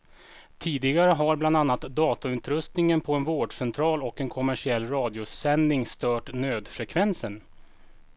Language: Swedish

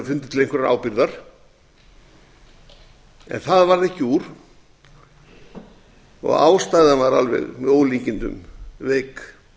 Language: Icelandic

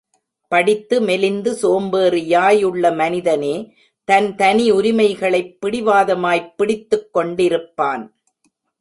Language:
Tamil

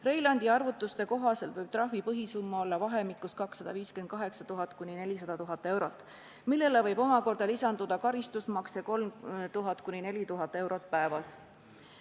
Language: Estonian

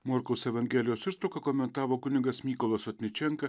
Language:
Lithuanian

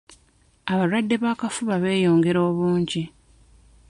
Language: Ganda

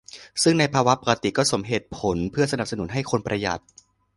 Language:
Thai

